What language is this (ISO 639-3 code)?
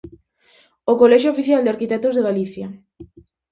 glg